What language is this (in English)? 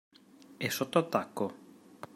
Italian